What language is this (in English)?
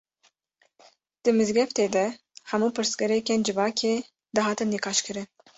Kurdish